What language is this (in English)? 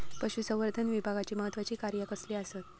Marathi